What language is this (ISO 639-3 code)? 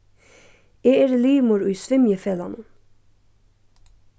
fao